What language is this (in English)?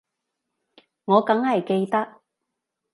Cantonese